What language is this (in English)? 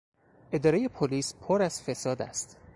Persian